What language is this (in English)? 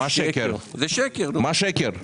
Hebrew